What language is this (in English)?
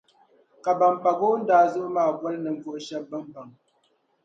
Dagbani